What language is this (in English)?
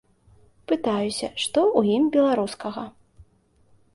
Belarusian